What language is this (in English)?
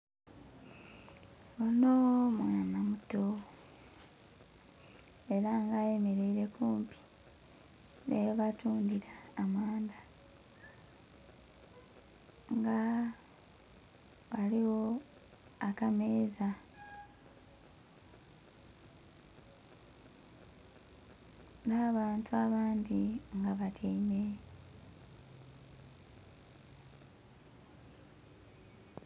Soga